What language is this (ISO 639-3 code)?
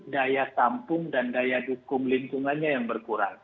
ind